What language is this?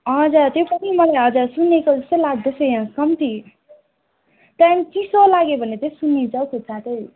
Nepali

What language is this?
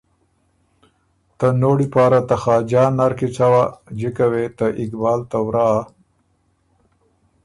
Ormuri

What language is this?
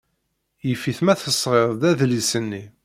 Kabyle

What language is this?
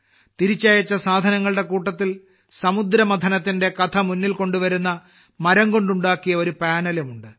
Malayalam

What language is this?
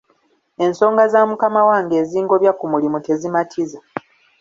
Ganda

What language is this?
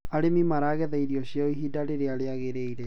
Kikuyu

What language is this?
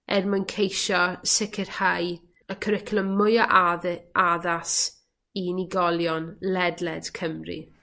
Welsh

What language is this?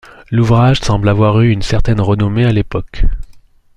French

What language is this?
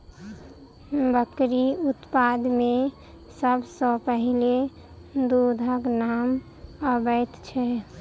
Maithili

